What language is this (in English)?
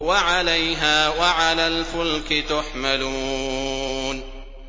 Arabic